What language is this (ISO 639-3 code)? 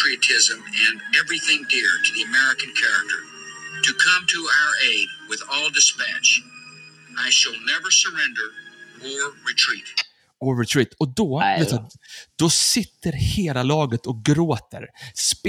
swe